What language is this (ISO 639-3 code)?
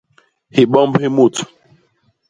bas